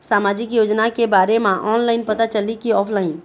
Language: Chhattisgarhi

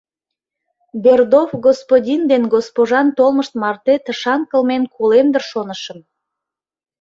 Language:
Mari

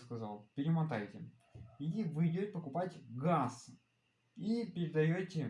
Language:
Russian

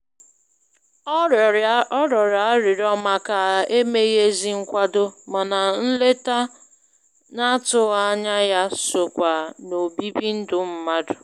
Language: Igbo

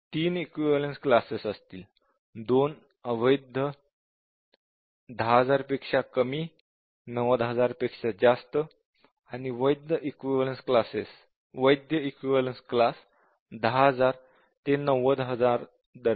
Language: Marathi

